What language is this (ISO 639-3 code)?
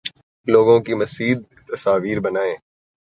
urd